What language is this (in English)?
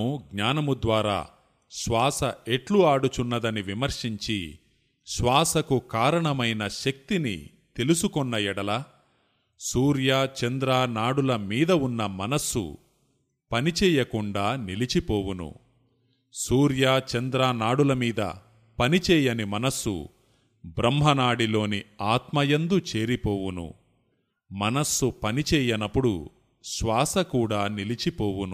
Telugu